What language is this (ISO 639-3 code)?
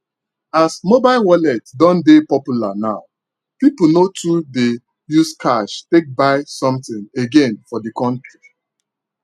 pcm